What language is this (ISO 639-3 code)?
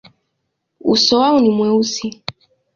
swa